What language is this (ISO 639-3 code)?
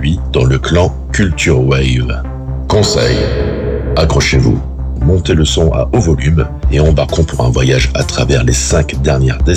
fra